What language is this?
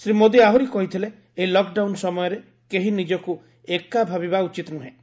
Odia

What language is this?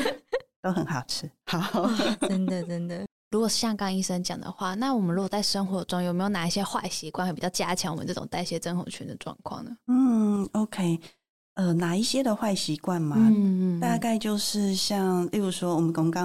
Chinese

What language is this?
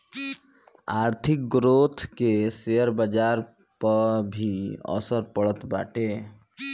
Bhojpuri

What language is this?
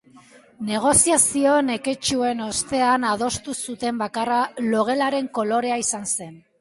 Basque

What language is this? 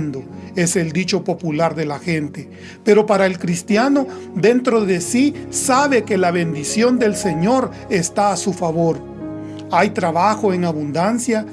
Spanish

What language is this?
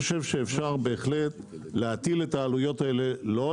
Hebrew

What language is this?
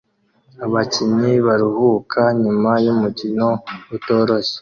Kinyarwanda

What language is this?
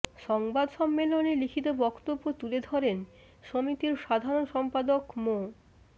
Bangla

